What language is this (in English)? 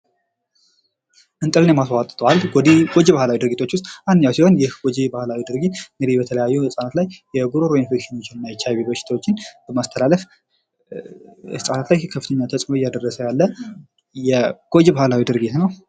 Amharic